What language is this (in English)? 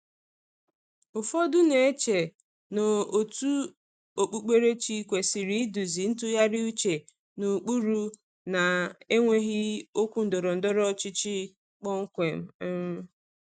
Igbo